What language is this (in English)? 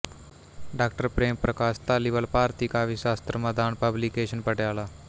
Punjabi